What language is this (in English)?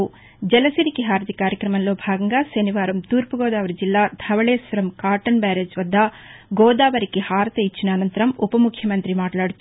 Telugu